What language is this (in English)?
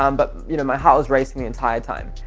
English